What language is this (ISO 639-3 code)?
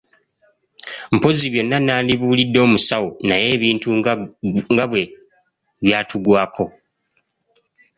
lug